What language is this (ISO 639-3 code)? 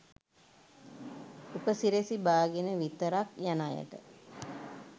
sin